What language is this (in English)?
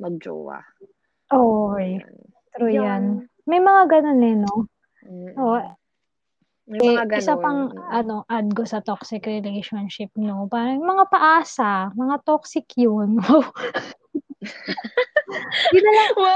Filipino